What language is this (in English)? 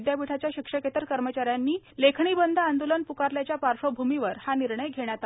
Marathi